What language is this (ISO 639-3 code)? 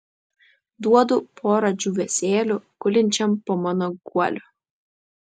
lit